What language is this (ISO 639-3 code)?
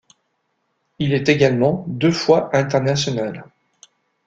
fra